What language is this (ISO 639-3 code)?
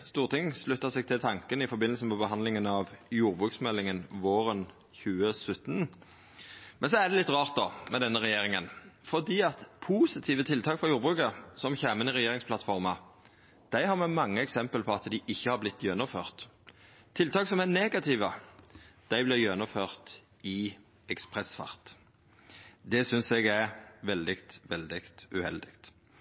nno